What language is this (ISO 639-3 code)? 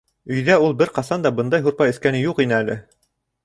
bak